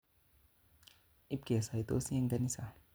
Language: Kalenjin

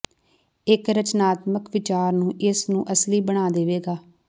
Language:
Punjabi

